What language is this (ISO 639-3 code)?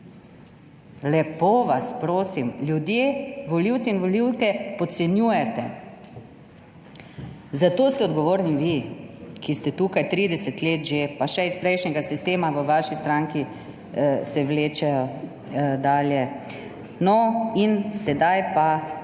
slv